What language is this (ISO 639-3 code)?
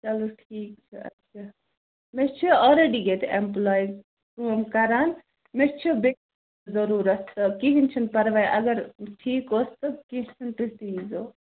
kas